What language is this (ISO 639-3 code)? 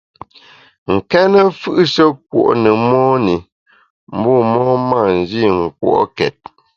bax